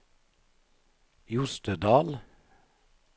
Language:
Norwegian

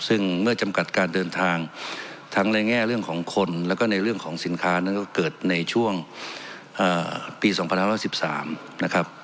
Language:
Thai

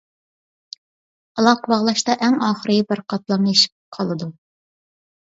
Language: Uyghur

